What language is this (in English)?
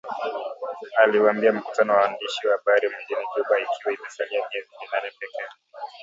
Swahili